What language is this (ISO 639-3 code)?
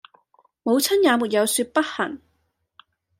yue